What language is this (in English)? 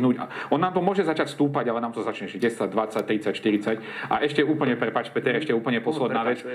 Slovak